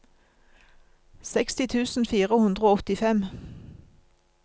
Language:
Norwegian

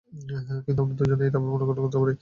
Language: Bangla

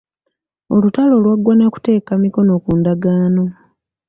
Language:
Ganda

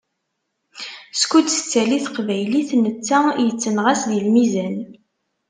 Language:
Kabyle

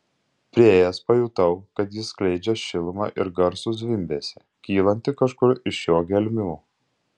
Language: Lithuanian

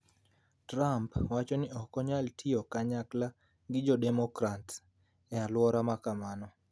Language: Luo (Kenya and Tanzania)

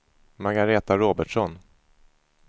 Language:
Swedish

